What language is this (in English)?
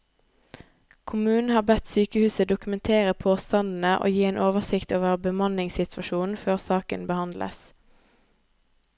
Norwegian